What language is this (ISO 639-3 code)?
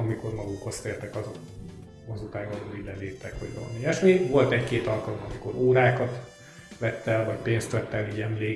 hun